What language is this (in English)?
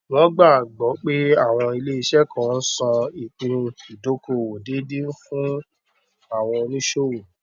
Yoruba